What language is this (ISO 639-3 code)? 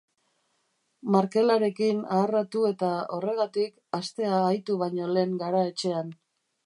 eus